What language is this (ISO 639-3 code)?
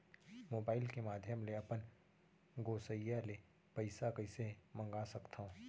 hne